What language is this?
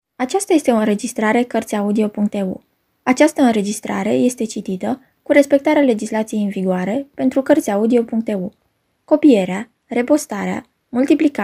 Romanian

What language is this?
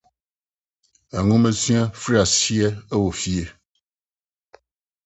Akan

